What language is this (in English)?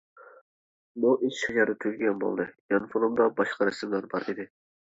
Uyghur